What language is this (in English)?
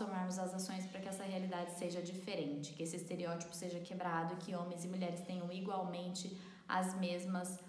Portuguese